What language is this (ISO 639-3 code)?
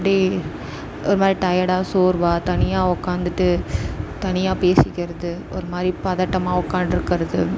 tam